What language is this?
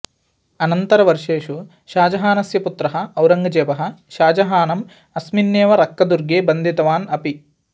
Sanskrit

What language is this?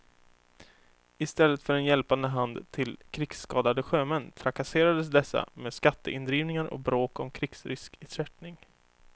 Swedish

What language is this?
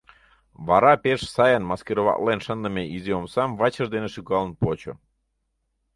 Mari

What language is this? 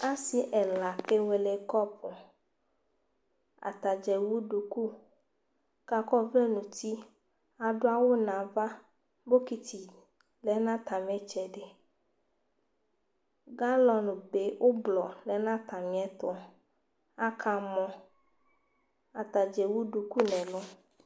Ikposo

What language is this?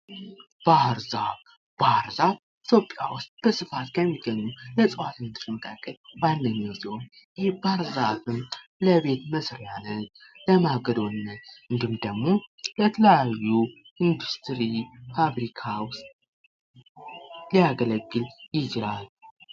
Amharic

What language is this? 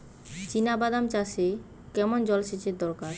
Bangla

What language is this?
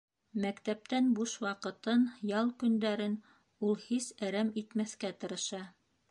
Bashkir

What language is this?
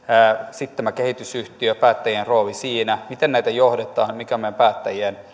Finnish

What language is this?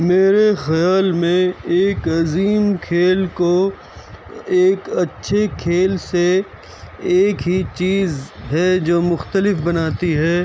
Urdu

